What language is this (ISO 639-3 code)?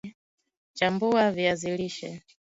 swa